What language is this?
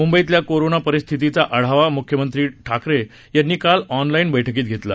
Marathi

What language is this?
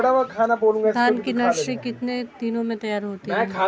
Hindi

